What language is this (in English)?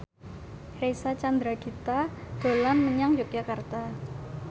Javanese